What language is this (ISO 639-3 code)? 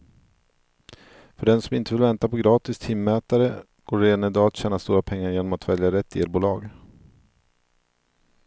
swe